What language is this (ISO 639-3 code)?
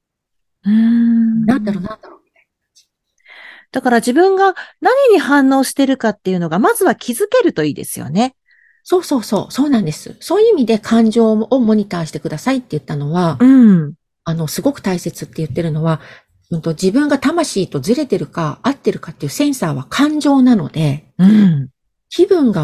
jpn